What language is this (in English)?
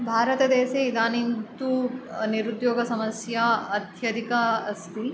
Sanskrit